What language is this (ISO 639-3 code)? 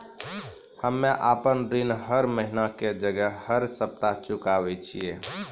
mai